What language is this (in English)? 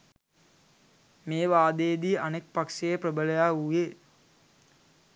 Sinhala